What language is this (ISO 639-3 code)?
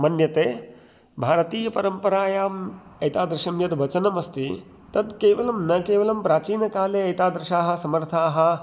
san